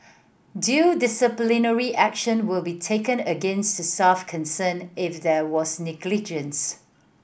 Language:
English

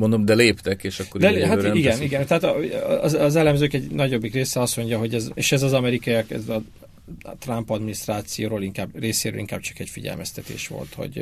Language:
Hungarian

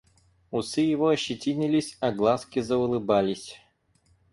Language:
Russian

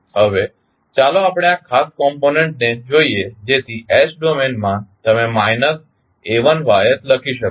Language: Gujarati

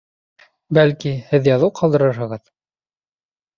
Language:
Bashkir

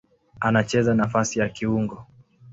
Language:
Swahili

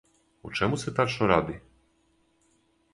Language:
Serbian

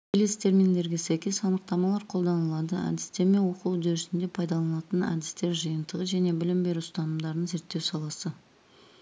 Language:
Kazakh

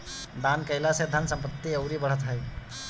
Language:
Bhojpuri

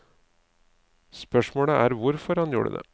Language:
Norwegian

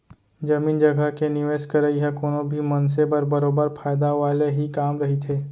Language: Chhattisgarhi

